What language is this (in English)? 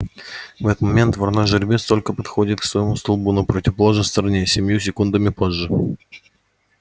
Russian